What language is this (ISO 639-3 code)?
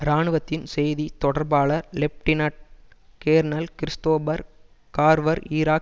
tam